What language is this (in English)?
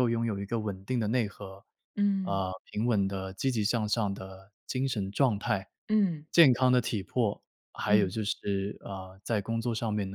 Chinese